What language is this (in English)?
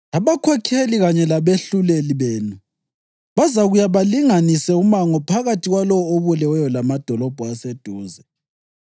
North Ndebele